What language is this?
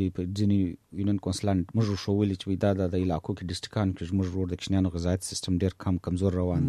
Urdu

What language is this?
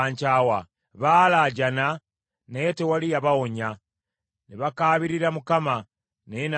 Ganda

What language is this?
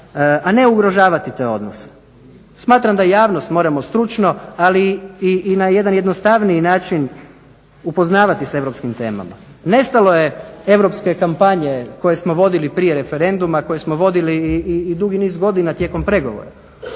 Croatian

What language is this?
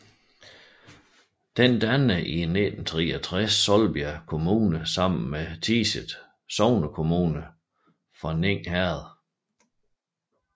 Danish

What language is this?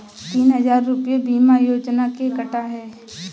Hindi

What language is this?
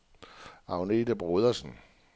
Danish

